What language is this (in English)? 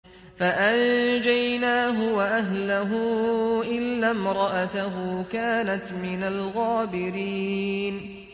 Arabic